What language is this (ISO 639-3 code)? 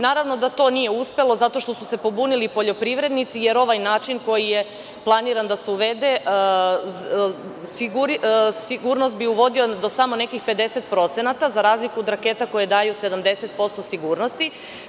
srp